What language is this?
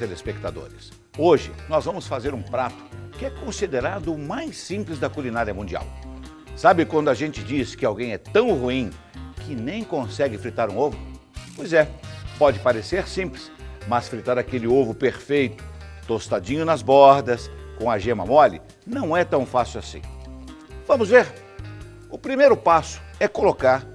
Portuguese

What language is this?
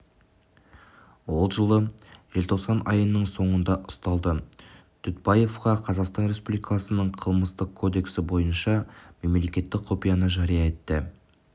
Kazakh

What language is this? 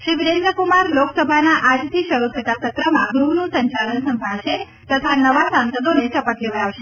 Gujarati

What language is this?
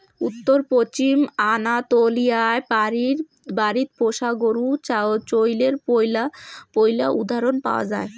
Bangla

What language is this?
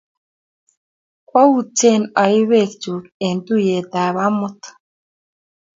Kalenjin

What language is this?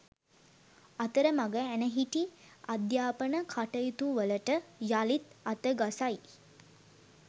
Sinhala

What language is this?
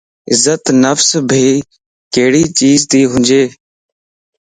Lasi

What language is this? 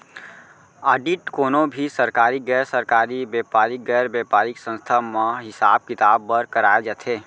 Chhattisgarhi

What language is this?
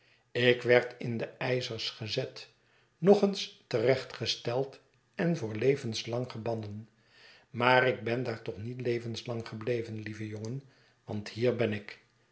Dutch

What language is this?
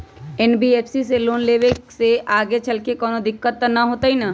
Magahi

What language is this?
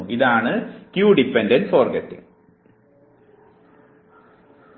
Malayalam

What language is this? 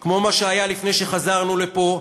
Hebrew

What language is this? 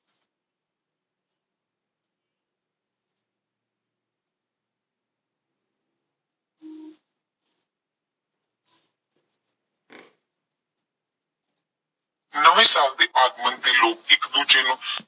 Punjabi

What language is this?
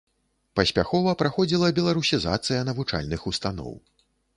Belarusian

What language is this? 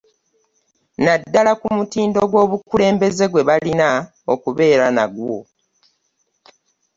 Ganda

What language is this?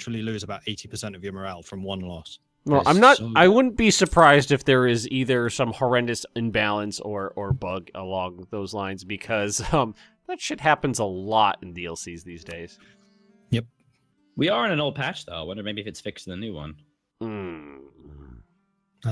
English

